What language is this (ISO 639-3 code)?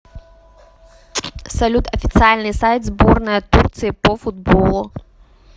rus